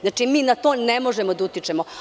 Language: Serbian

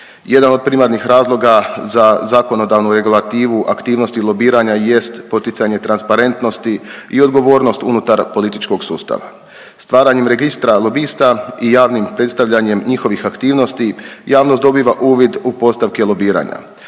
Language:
Croatian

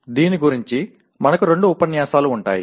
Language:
Telugu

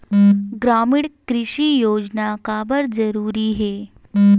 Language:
Chhattisgarhi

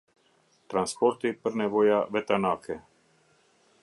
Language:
Albanian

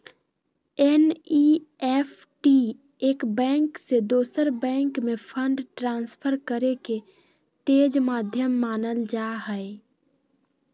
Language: Magahi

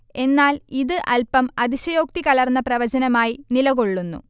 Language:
Malayalam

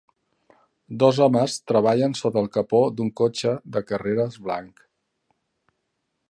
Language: Catalan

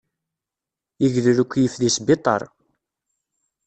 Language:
Kabyle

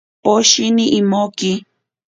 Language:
Ashéninka Perené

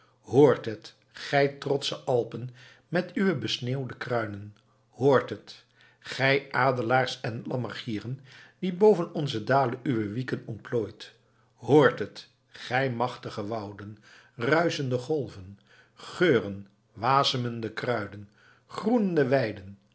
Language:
Dutch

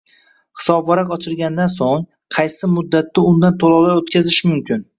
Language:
Uzbek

